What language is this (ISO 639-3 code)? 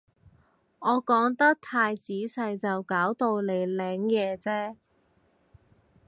yue